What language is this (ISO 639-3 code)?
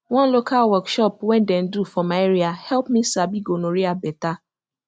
pcm